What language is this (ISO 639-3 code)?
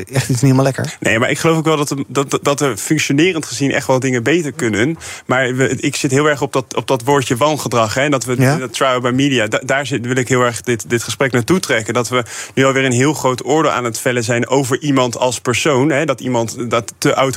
nld